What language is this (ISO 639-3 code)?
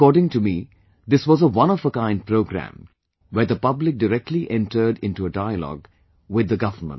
eng